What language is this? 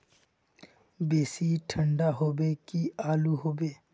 Magahi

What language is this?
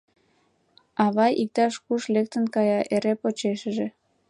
Mari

